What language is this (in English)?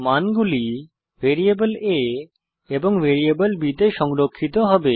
Bangla